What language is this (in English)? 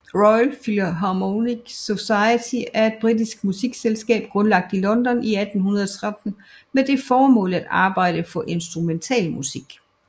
Danish